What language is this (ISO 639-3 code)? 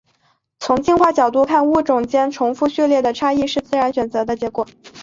zho